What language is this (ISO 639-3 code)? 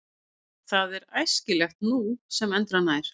isl